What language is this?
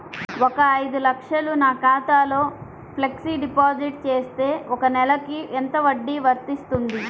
Telugu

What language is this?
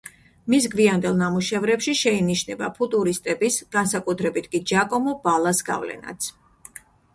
Georgian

